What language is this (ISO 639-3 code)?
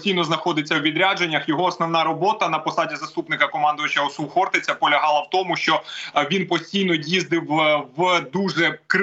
ukr